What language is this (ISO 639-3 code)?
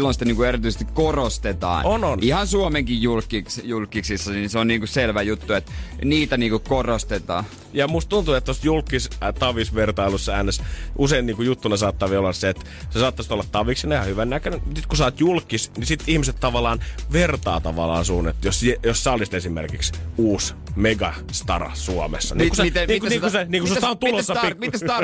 fin